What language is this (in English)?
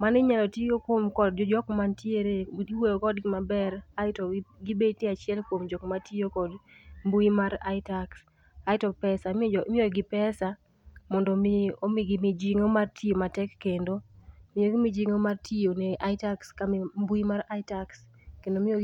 Luo (Kenya and Tanzania)